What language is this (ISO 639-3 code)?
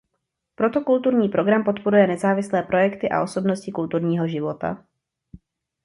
ces